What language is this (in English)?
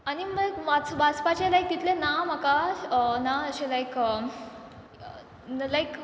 Konkani